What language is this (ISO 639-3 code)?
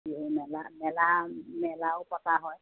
asm